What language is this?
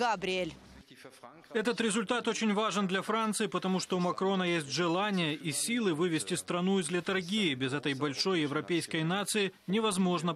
Russian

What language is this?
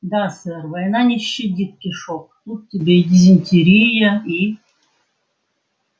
Russian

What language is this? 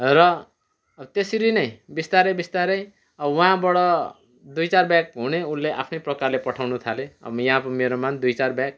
Nepali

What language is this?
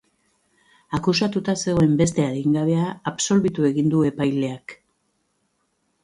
Basque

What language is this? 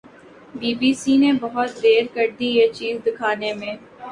Urdu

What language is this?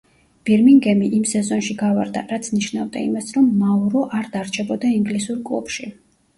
Georgian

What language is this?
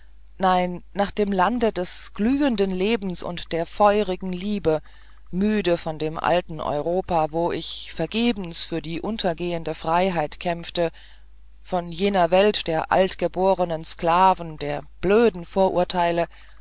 German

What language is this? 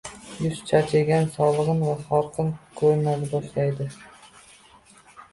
Uzbek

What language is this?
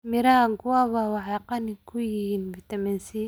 Somali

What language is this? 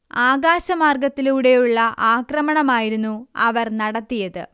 Malayalam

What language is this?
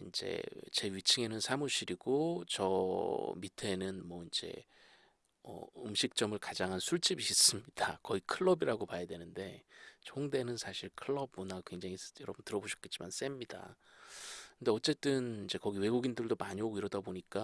Korean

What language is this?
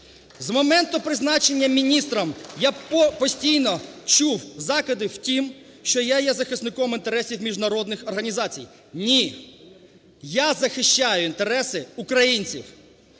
Ukrainian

